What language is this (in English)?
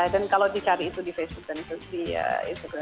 Indonesian